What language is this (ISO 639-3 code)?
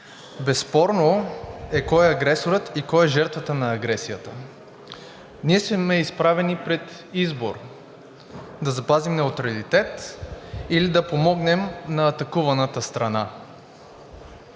bul